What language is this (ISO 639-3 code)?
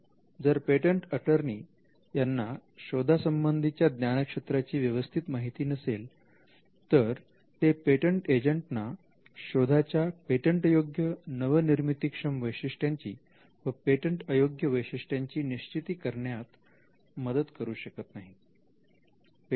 mar